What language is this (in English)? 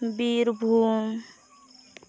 Santali